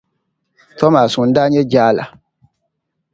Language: Dagbani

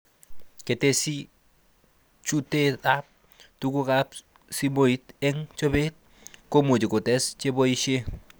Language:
Kalenjin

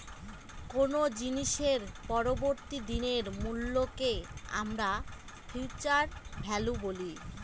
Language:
Bangla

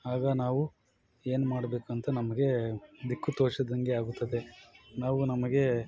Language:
Kannada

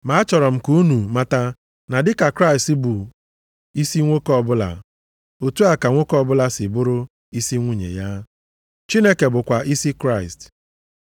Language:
Igbo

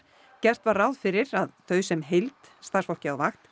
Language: Icelandic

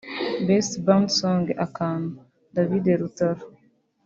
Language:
Kinyarwanda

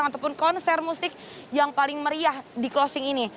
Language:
Indonesian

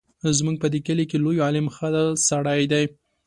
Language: Pashto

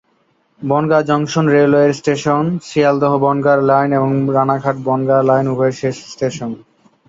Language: Bangla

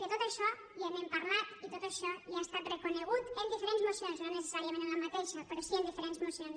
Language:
Catalan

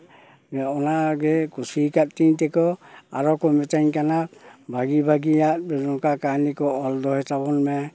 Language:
Santali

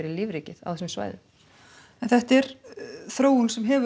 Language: Icelandic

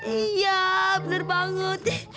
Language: Indonesian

